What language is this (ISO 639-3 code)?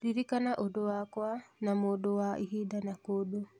kik